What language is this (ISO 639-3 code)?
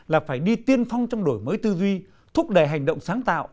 vie